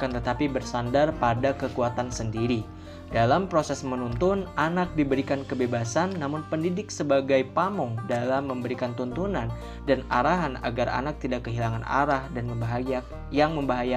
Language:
Indonesian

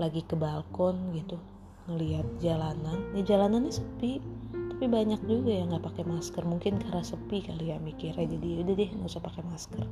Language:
Indonesian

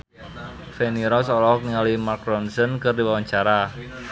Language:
Sundanese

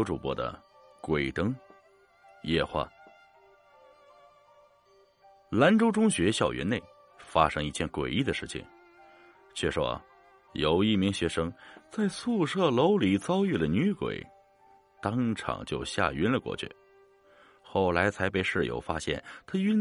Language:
Chinese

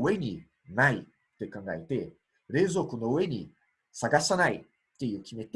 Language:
Japanese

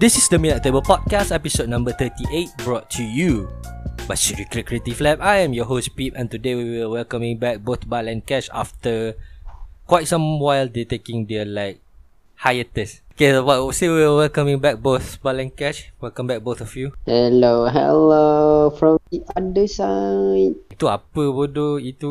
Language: Malay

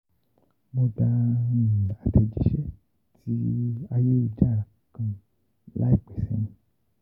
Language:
Yoruba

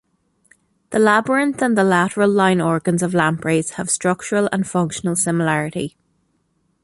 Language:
English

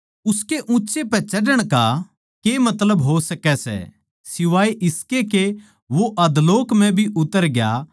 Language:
Haryanvi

